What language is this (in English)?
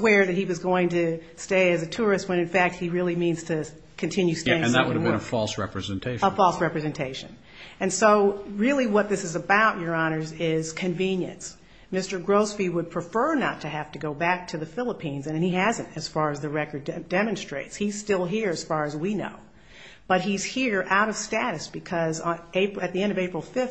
English